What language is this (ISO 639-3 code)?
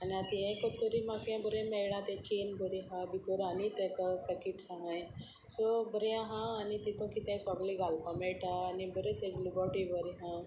kok